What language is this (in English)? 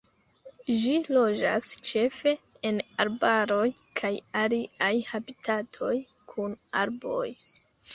Esperanto